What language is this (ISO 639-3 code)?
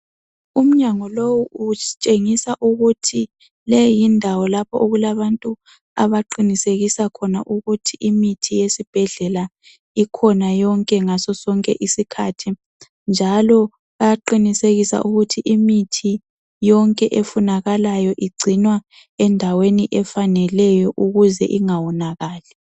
nde